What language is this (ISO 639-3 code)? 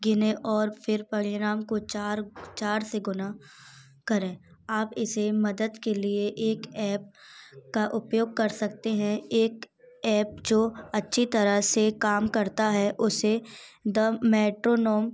hin